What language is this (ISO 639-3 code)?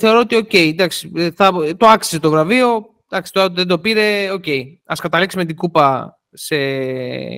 ell